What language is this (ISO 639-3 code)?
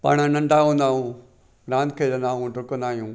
snd